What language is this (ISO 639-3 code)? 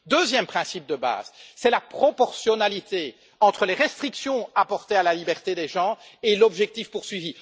fra